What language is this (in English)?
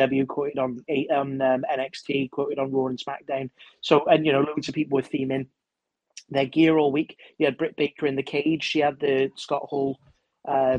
English